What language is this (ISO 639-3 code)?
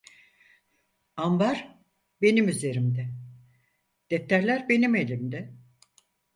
tur